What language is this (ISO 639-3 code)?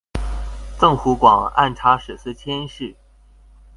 zho